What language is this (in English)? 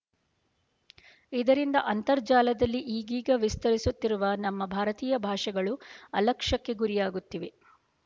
Kannada